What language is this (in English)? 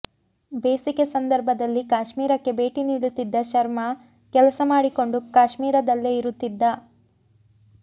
Kannada